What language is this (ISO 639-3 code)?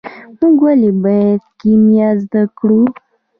pus